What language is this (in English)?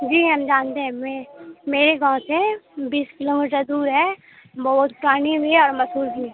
Urdu